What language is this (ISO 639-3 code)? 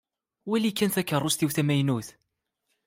kab